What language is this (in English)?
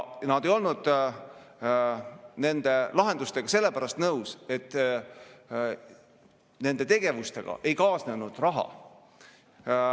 Estonian